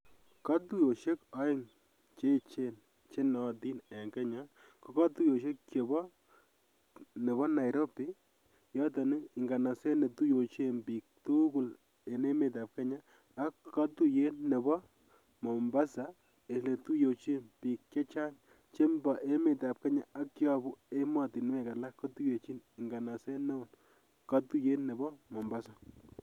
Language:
Kalenjin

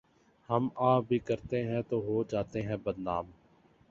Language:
Urdu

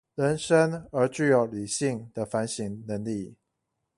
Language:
Chinese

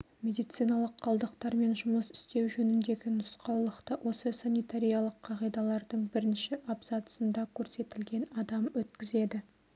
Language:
Kazakh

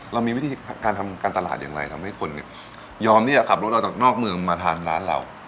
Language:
Thai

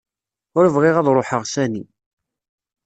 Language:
Kabyle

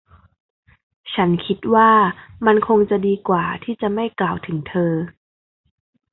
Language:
Thai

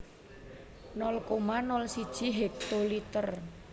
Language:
Javanese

